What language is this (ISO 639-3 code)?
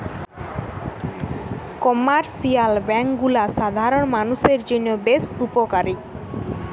ben